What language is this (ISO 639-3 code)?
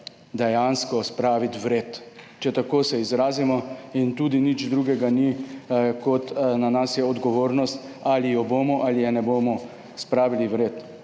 slv